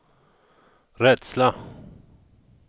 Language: Swedish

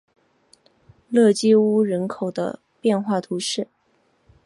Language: Chinese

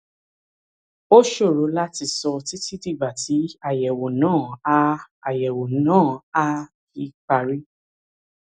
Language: Yoruba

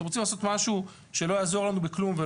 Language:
Hebrew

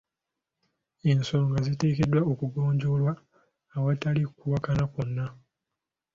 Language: Ganda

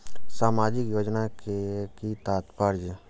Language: Maithili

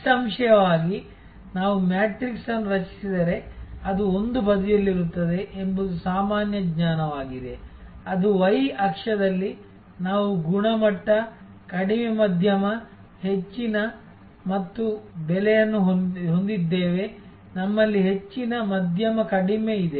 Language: Kannada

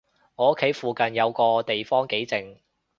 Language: Cantonese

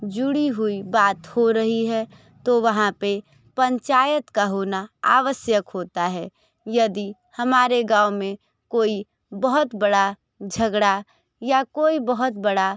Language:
Hindi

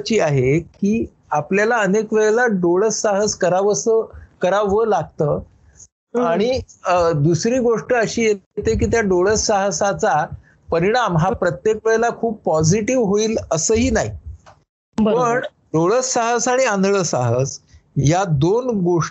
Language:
Marathi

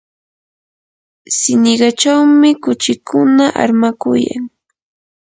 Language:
Yanahuanca Pasco Quechua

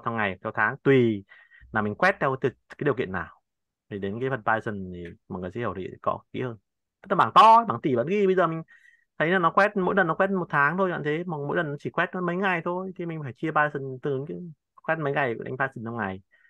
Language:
Vietnamese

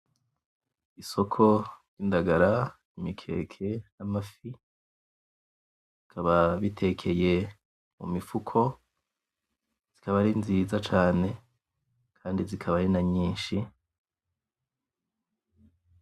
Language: Rundi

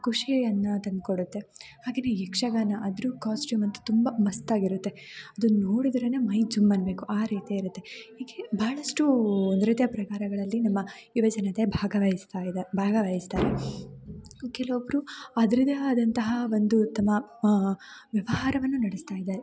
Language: Kannada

